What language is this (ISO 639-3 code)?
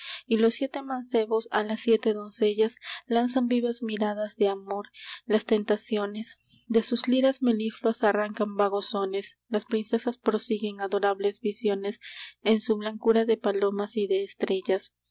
spa